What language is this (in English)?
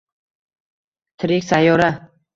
Uzbek